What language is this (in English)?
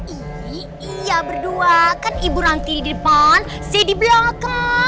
Indonesian